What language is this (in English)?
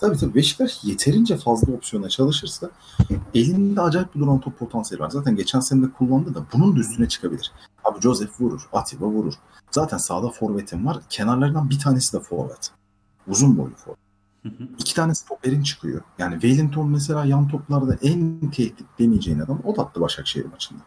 Turkish